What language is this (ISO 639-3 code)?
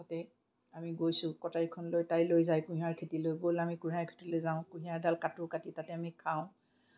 asm